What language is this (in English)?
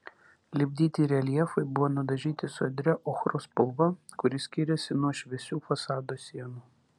Lithuanian